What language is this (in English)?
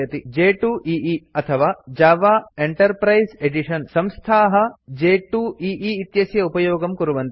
Sanskrit